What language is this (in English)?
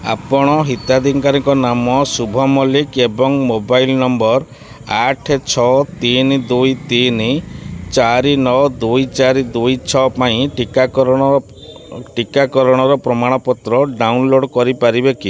Odia